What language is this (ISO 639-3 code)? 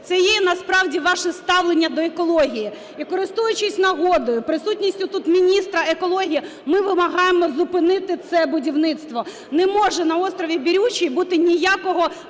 ukr